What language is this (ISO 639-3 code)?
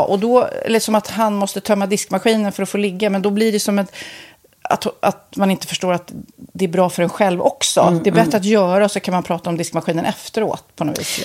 swe